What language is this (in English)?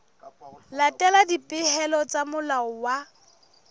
Southern Sotho